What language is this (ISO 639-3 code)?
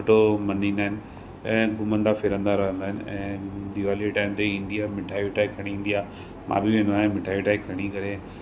snd